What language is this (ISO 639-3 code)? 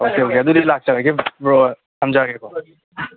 mni